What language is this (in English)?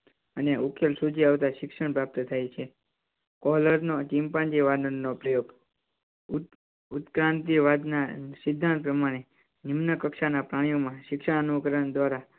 Gujarati